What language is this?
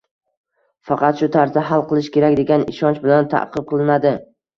Uzbek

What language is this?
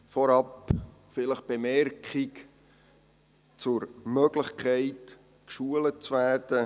Swiss German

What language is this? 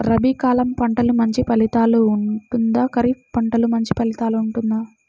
Telugu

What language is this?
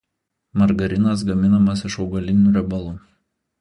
Lithuanian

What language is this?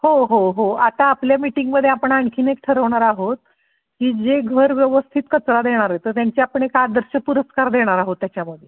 Marathi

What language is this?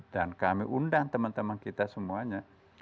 Indonesian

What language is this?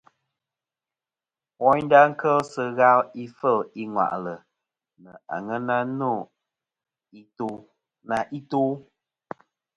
Kom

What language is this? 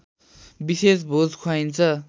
Nepali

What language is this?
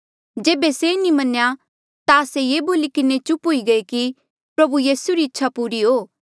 Mandeali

